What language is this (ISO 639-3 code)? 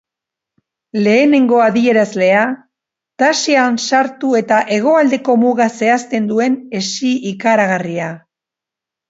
eus